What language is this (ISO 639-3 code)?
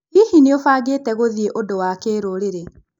kik